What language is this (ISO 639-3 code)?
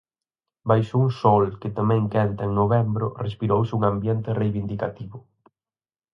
glg